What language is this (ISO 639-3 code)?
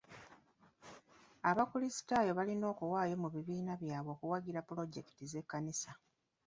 lug